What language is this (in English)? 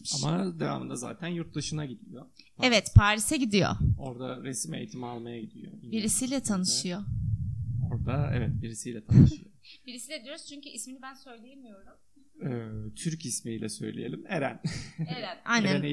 Turkish